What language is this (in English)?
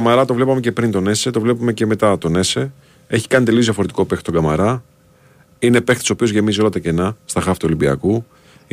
Greek